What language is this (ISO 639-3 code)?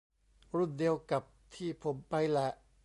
tha